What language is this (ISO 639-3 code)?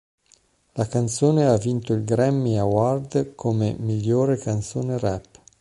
ita